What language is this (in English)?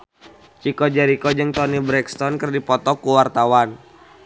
Sundanese